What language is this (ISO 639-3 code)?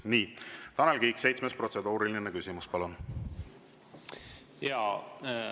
est